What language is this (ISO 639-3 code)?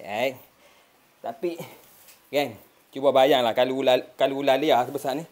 msa